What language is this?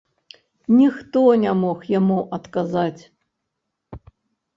Belarusian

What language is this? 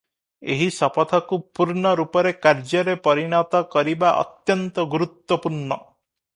Odia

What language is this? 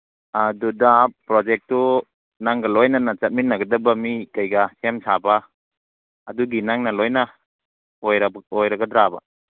Manipuri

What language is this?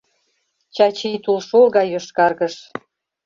Mari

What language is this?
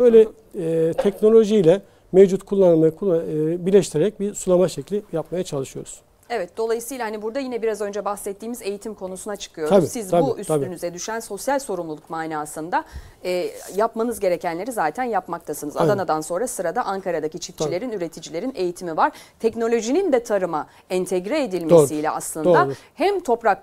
Turkish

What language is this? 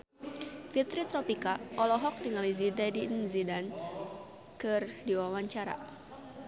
Sundanese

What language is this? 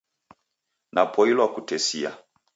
Taita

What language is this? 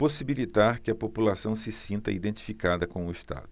Portuguese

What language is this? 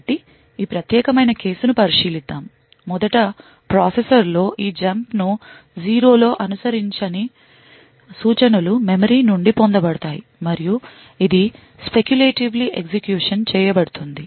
Telugu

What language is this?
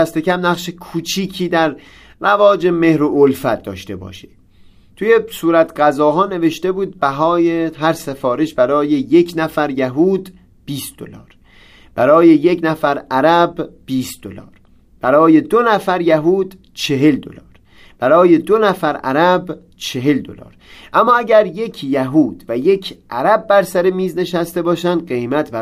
Persian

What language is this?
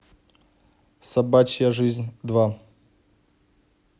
Russian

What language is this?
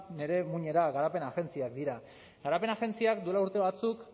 Basque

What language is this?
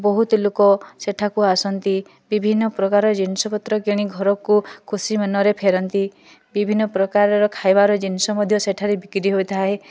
Odia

